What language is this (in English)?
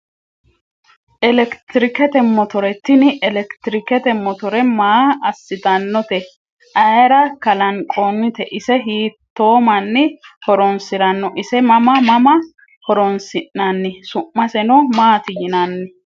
Sidamo